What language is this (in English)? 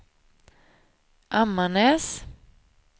Swedish